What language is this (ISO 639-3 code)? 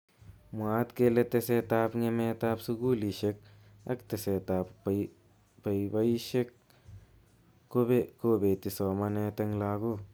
kln